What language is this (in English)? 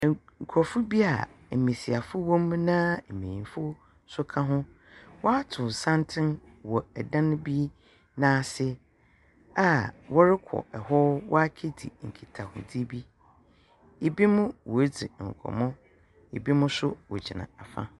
Akan